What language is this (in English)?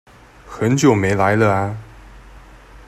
Chinese